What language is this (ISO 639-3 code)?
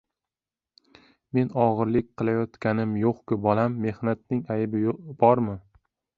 uzb